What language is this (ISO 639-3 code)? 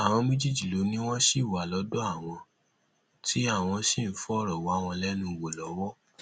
yor